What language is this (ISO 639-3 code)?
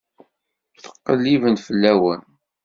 kab